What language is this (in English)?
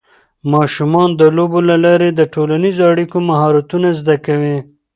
Pashto